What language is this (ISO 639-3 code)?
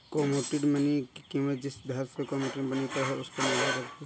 hin